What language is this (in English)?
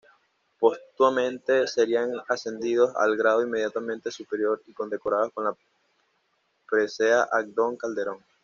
Spanish